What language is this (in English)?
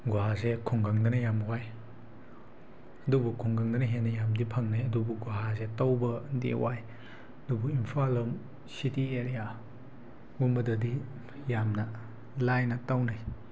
Manipuri